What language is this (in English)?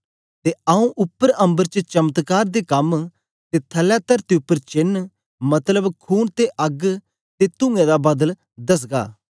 Dogri